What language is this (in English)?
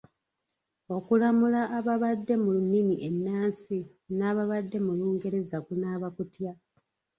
Ganda